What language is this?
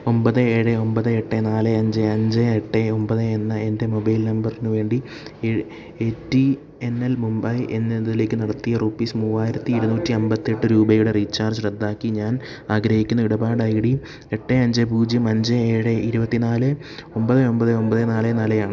Malayalam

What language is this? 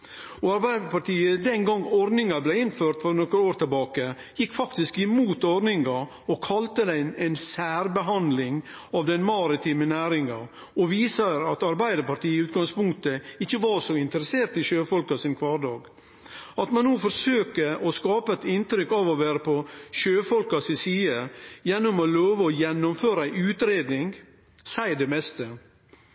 Norwegian Nynorsk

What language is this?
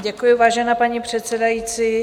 Czech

